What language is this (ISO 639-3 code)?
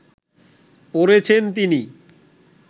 ben